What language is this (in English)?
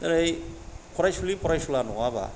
Bodo